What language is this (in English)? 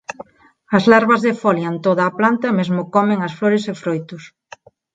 Galician